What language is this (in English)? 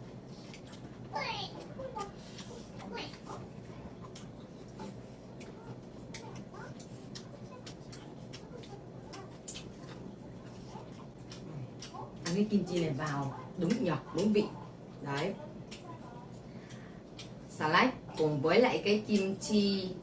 Vietnamese